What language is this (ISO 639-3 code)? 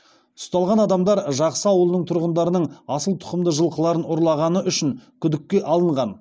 kaz